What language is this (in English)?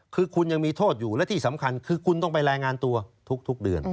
Thai